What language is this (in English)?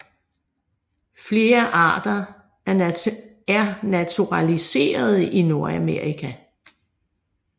Danish